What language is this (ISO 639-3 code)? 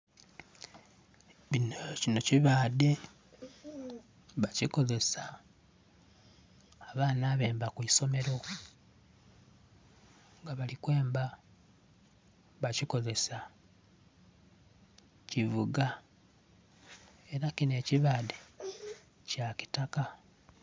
xog